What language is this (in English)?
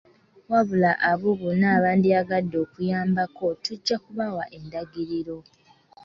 Ganda